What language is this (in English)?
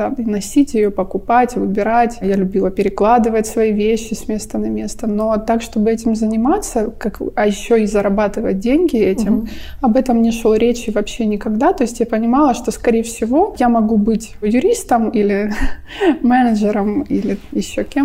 Russian